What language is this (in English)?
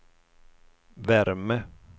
Swedish